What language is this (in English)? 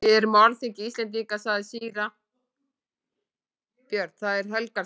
Icelandic